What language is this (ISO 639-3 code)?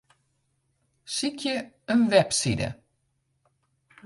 fry